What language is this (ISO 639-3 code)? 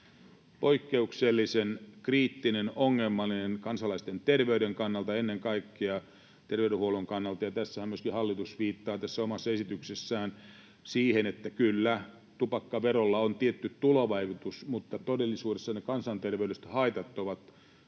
fin